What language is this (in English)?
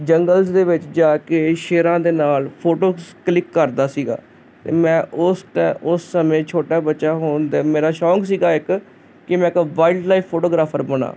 Punjabi